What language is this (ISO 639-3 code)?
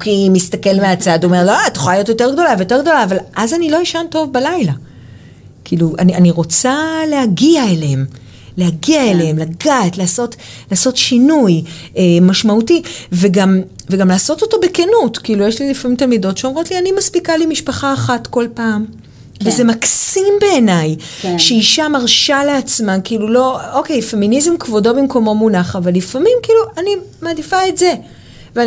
heb